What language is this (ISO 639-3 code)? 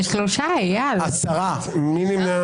heb